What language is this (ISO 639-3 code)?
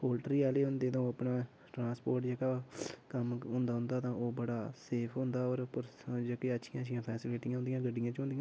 doi